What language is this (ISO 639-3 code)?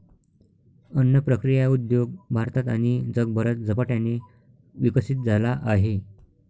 mar